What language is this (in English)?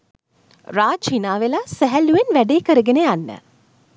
Sinhala